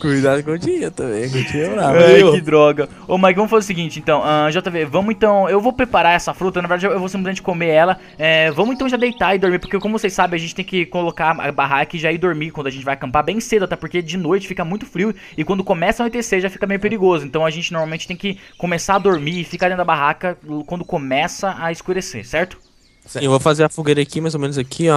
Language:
Portuguese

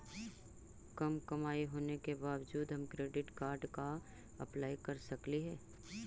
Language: Magahi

